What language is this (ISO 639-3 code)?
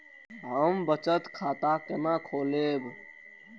mai